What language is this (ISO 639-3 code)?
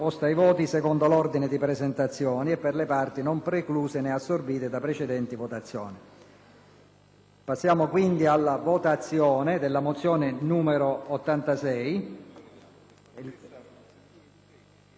ita